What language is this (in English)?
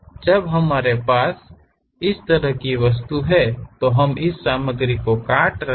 Hindi